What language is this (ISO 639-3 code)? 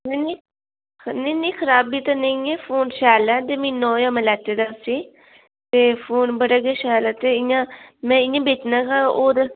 doi